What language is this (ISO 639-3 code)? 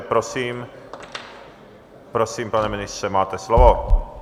ces